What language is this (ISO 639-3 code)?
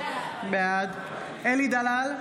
heb